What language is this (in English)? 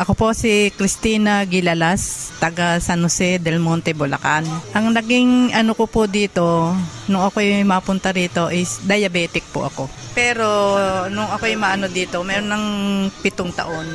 Filipino